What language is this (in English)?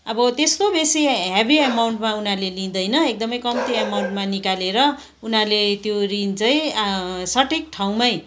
Nepali